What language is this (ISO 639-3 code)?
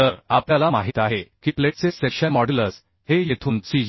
mar